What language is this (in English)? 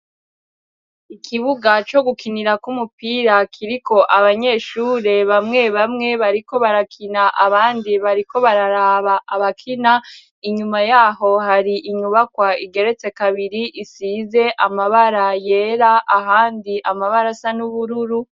Rundi